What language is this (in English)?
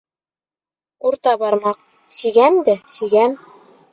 Bashkir